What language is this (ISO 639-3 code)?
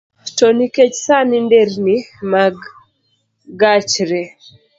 luo